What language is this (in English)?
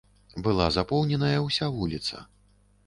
Belarusian